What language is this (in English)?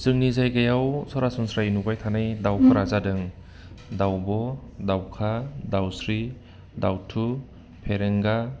Bodo